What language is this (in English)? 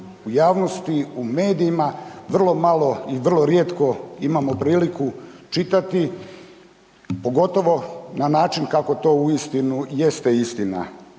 Croatian